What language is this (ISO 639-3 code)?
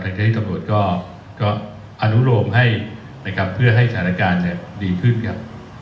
tha